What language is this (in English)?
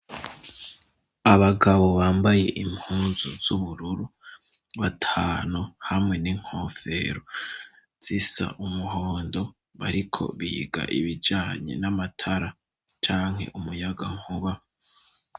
Rundi